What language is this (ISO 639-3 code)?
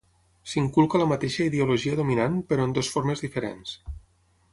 cat